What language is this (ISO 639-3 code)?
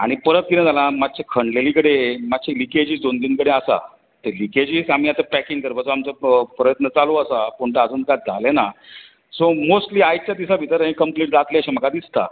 kok